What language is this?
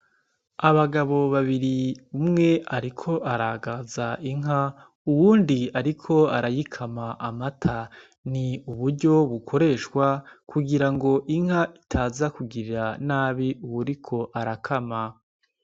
Rundi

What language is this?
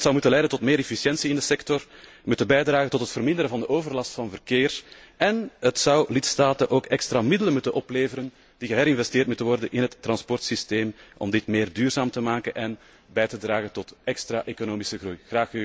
Dutch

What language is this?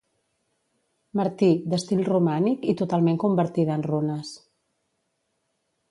Catalan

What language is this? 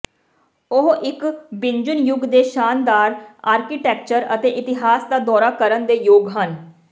Punjabi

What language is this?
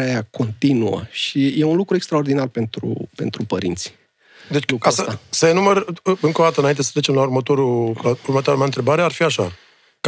Romanian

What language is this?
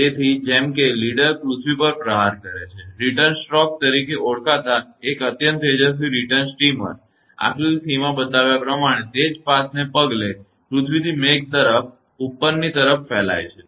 Gujarati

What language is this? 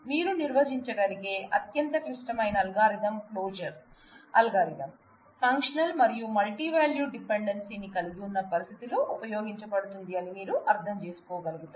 Telugu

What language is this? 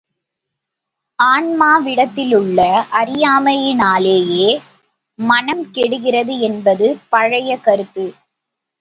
Tamil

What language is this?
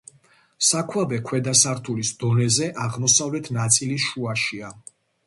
Georgian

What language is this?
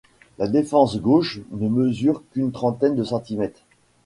French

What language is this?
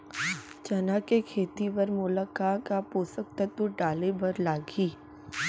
Chhattisgarhi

